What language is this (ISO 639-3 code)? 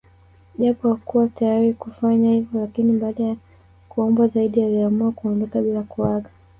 swa